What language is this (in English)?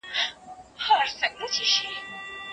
Pashto